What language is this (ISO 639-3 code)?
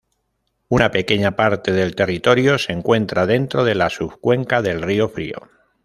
spa